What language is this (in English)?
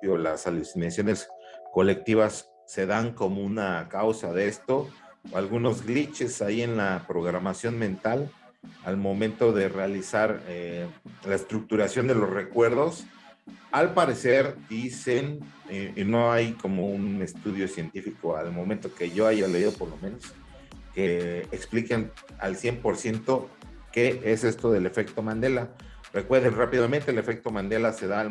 Spanish